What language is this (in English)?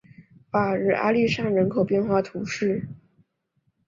Chinese